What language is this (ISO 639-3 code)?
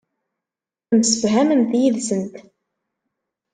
kab